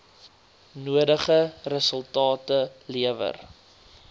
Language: Afrikaans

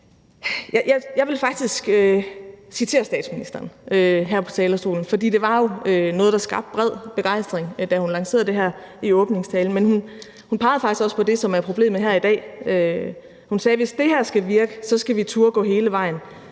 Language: Danish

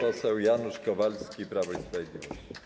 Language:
Polish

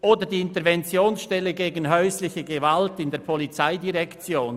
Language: Swiss German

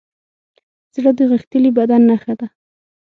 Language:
Pashto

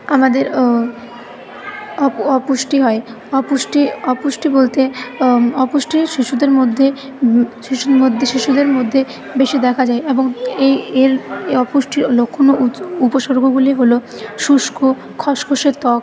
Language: Bangla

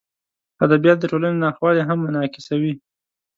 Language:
Pashto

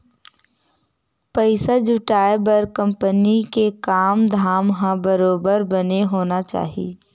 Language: Chhattisgarhi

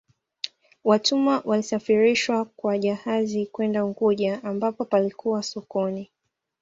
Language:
Swahili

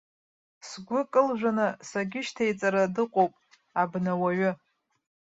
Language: Abkhazian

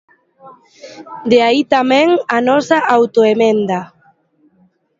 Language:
Galician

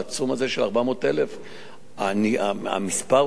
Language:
Hebrew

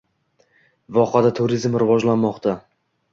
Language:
Uzbek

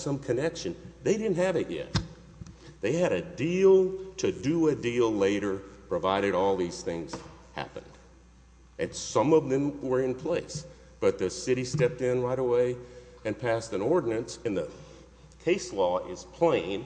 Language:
English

